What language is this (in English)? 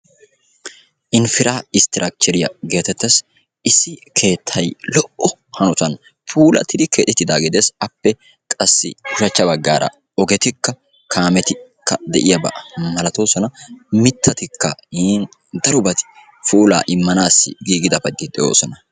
Wolaytta